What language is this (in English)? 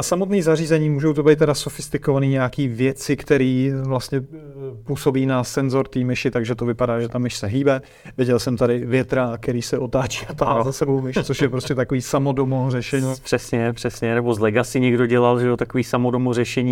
Czech